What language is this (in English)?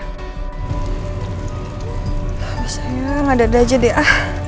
Indonesian